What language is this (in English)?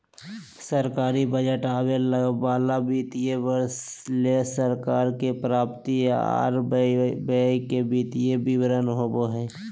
Magahi